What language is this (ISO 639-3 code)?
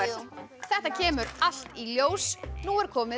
isl